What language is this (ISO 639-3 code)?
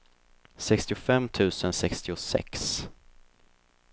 swe